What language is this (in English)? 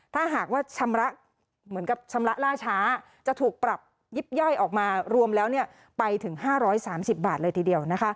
Thai